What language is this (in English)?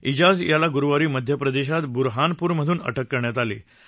Marathi